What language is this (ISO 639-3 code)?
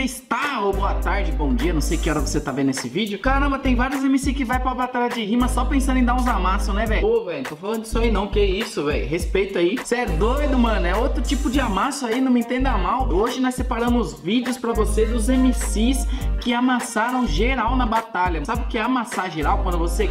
por